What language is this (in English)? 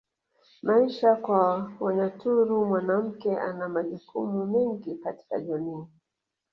Swahili